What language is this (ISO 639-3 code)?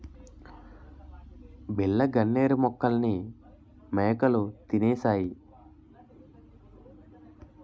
tel